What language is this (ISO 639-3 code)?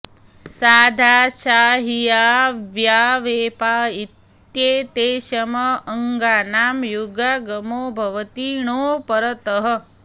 san